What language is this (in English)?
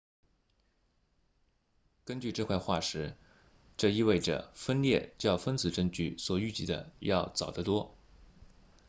Chinese